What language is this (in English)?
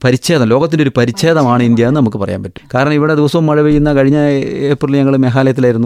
Malayalam